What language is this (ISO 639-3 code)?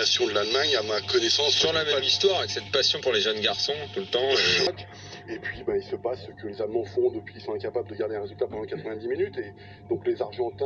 fra